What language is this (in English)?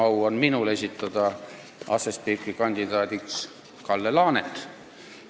Estonian